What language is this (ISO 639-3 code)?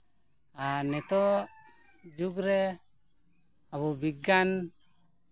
sat